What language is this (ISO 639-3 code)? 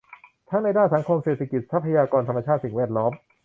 tha